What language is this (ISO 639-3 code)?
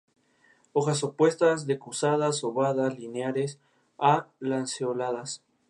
spa